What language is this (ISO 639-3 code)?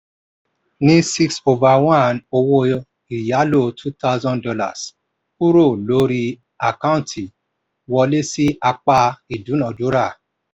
yor